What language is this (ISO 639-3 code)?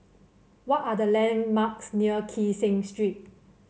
eng